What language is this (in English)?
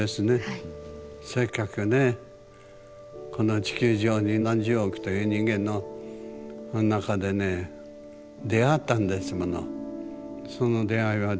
Japanese